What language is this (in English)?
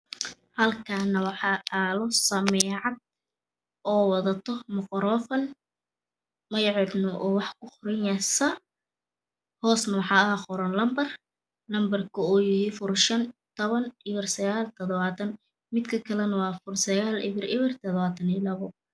Somali